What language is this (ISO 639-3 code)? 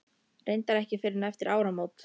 isl